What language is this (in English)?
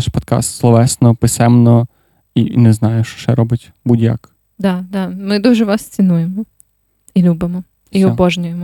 Ukrainian